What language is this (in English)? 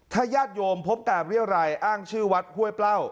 Thai